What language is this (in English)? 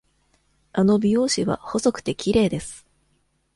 Japanese